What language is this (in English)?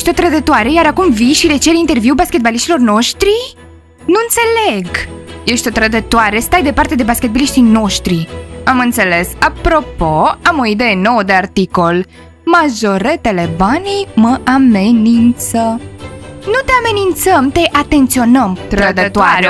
Romanian